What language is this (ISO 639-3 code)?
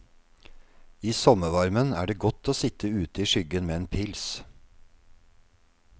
nor